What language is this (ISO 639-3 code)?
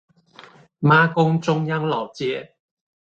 zho